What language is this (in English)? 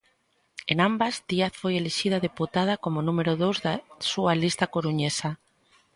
Galician